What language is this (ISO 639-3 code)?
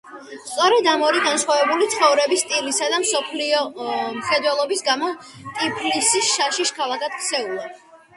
kat